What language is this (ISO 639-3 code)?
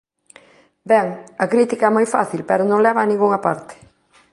glg